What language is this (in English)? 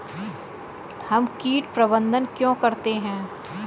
Hindi